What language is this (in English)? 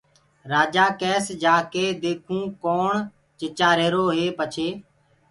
Gurgula